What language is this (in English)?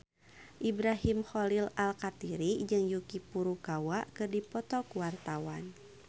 Sundanese